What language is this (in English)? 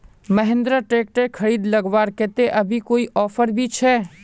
Magahi